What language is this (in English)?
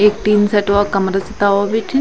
Garhwali